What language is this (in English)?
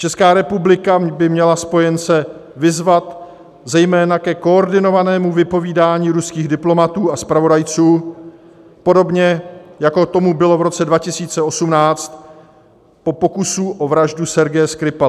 Czech